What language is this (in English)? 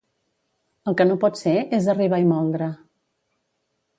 Catalan